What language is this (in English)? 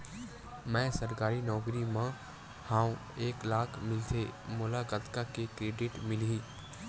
Chhattisgarhi